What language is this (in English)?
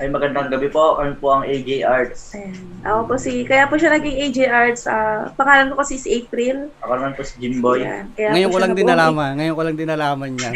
Filipino